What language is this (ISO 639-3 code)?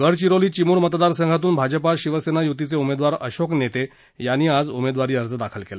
mar